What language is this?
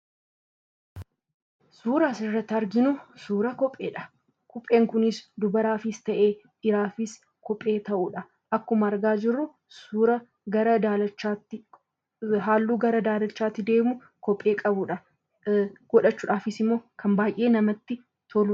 Oromo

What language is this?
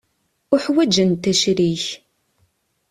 Kabyle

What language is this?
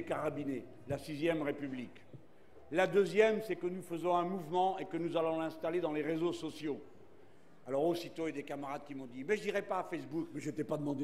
French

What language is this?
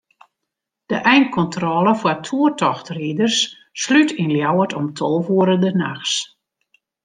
Western Frisian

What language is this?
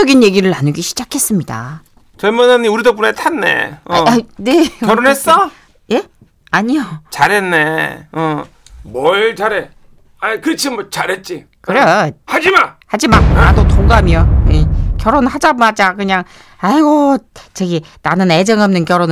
Korean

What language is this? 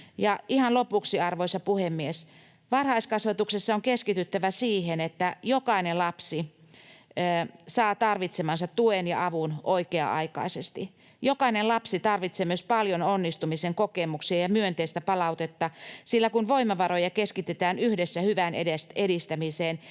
Finnish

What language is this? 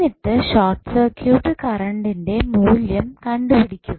Malayalam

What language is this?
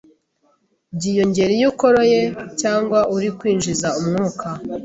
Kinyarwanda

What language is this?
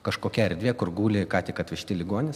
Lithuanian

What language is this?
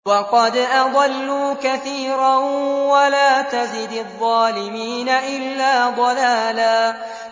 Arabic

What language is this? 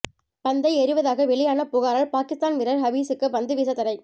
Tamil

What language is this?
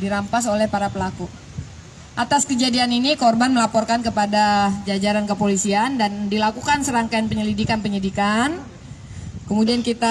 Indonesian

